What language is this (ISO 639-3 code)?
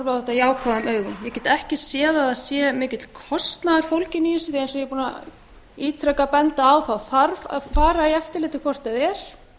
isl